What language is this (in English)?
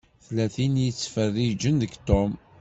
Kabyle